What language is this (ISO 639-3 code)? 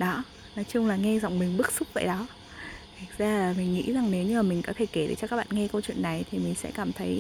vie